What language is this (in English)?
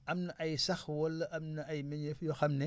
Wolof